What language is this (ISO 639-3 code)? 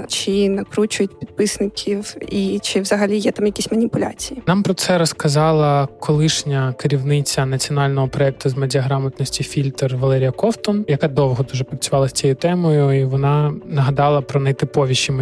ukr